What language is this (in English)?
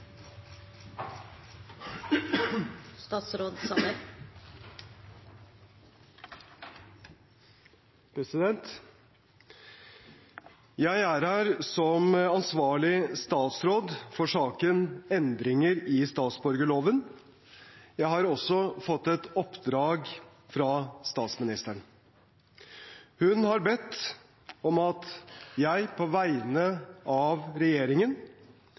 Norwegian Bokmål